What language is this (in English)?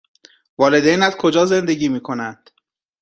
Persian